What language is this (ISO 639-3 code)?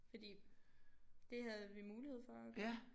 dan